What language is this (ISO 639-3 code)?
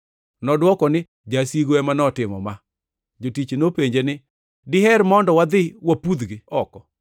luo